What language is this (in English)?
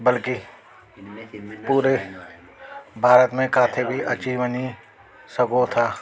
Sindhi